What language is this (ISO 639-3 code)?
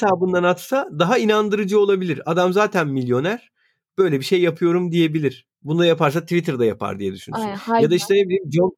tur